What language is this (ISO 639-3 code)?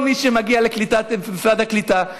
heb